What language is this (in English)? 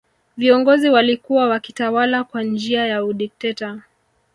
Swahili